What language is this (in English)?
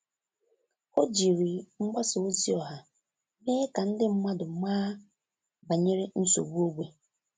Igbo